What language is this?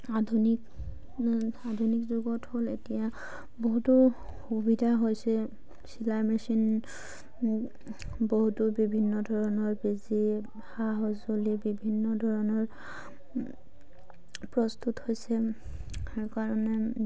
Assamese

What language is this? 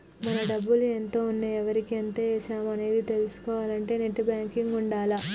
Telugu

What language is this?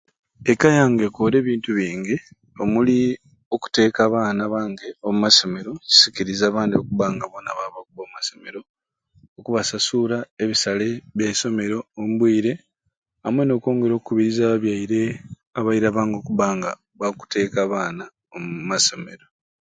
Ruuli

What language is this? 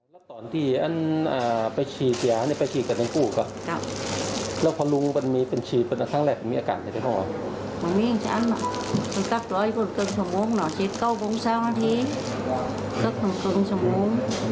Thai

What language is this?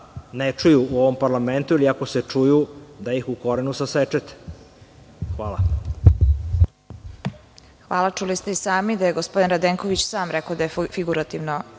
Serbian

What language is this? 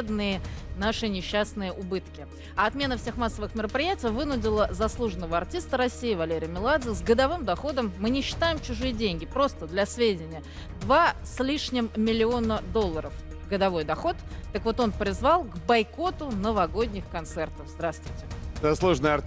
Russian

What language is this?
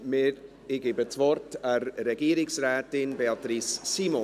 Swiss German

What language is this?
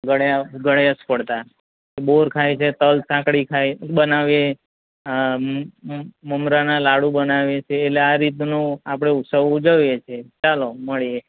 Gujarati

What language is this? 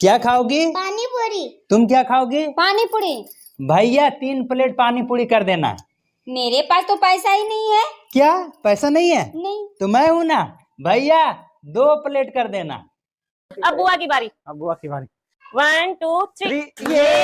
Hindi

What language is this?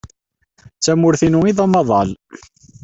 Kabyle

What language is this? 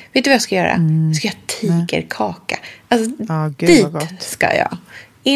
Swedish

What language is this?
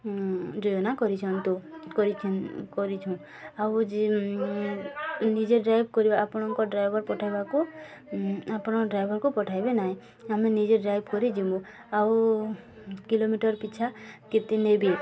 Odia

